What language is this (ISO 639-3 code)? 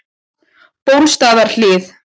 isl